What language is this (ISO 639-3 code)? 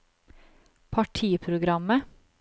nor